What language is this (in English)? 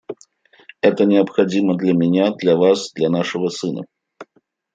Russian